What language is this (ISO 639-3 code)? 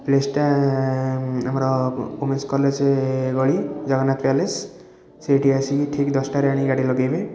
ori